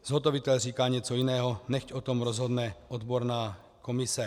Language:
Czech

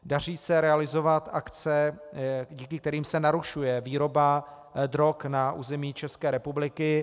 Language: Czech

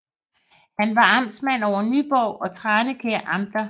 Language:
Danish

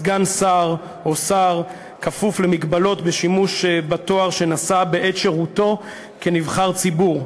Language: Hebrew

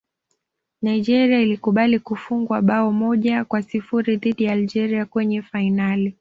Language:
Swahili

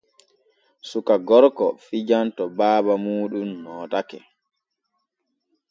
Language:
Borgu Fulfulde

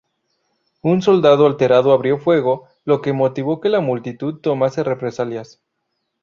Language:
Spanish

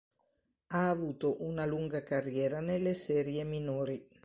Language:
Italian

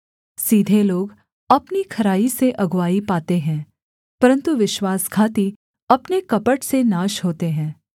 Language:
Hindi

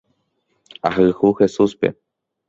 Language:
Guarani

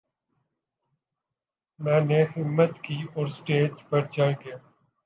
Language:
Urdu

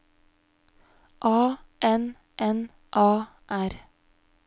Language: Norwegian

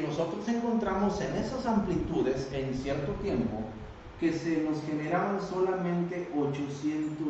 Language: Spanish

